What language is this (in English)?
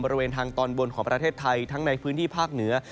Thai